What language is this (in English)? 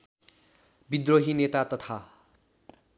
Nepali